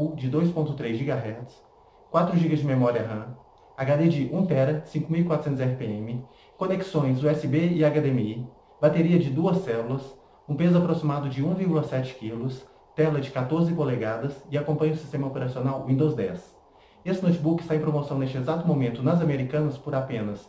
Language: Portuguese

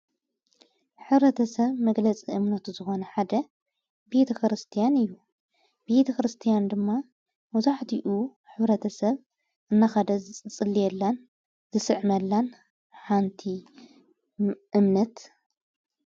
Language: Tigrinya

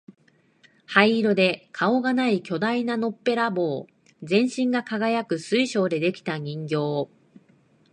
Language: Japanese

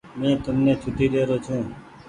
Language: Goaria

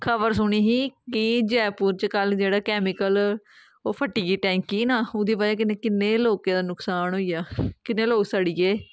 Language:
Dogri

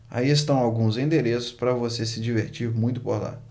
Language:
Portuguese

